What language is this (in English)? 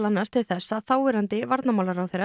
Icelandic